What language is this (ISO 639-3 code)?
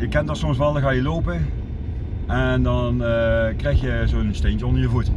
nld